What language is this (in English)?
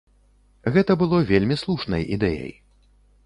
Belarusian